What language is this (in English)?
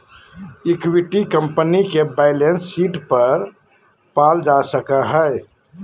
Magahi